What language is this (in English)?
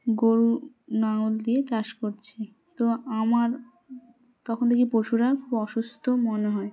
Bangla